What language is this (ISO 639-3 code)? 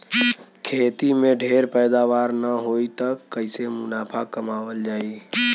bho